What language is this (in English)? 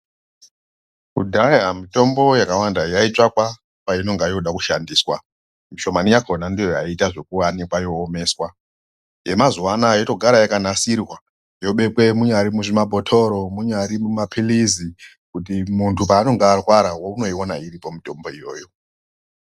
Ndau